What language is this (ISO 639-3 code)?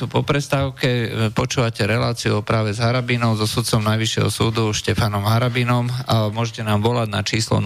slk